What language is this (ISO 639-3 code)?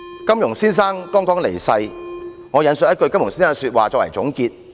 yue